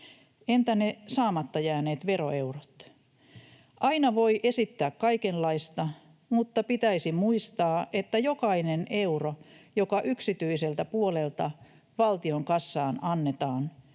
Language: Finnish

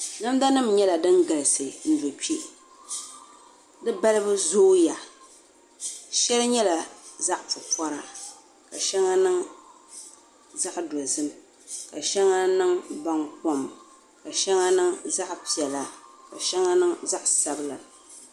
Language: Dagbani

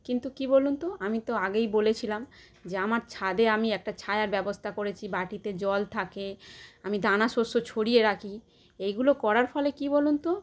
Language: Bangla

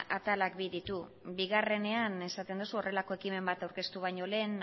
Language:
Basque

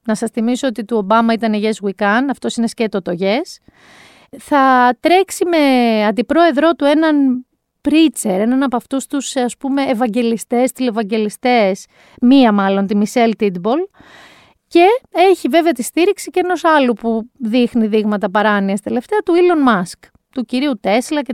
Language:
Greek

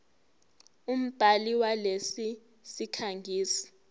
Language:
Zulu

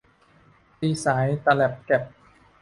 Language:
Thai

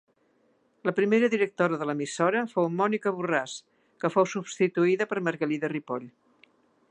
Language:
Catalan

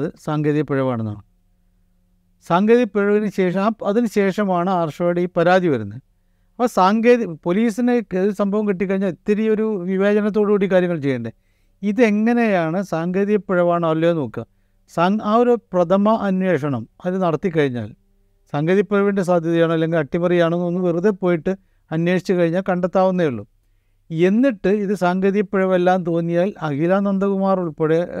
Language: Malayalam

